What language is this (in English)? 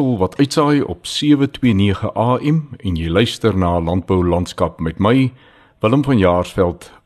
Swedish